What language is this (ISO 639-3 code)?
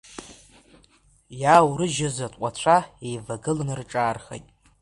abk